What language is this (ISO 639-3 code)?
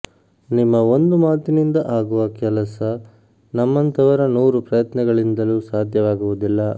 kan